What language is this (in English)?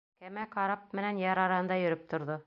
Bashkir